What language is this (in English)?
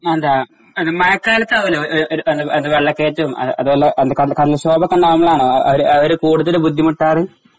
Malayalam